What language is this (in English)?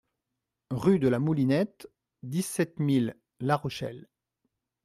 French